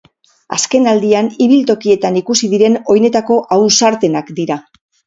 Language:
Basque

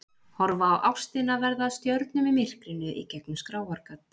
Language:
Icelandic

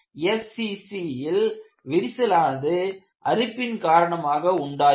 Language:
Tamil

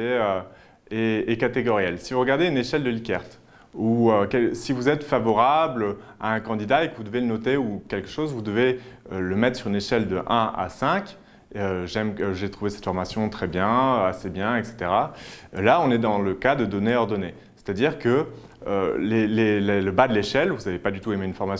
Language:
French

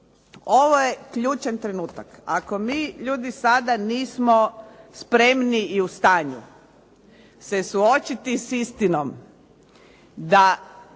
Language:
Croatian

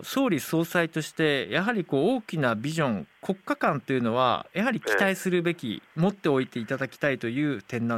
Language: Japanese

